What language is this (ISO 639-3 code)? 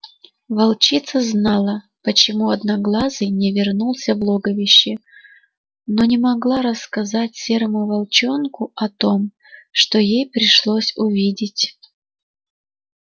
rus